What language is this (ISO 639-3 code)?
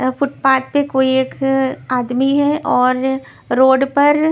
hin